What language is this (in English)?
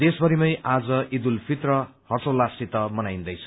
Nepali